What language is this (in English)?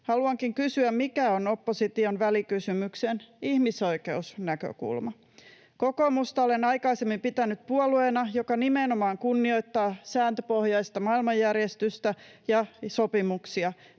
Finnish